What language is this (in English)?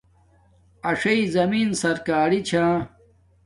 Domaaki